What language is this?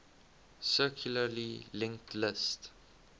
English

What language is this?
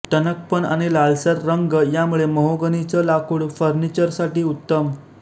Marathi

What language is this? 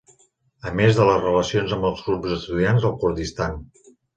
Catalan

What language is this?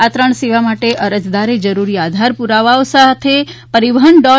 Gujarati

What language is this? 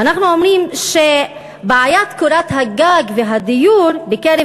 Hebrew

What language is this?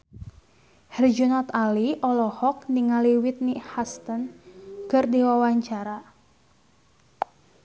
Sundanese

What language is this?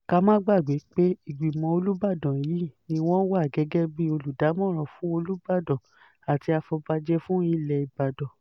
Yoruba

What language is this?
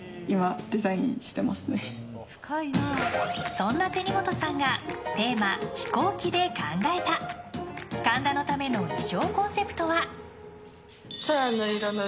Japanese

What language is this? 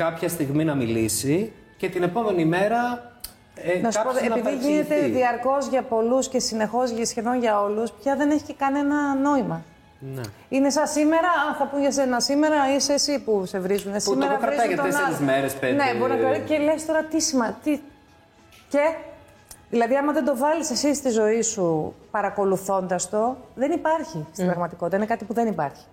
Greek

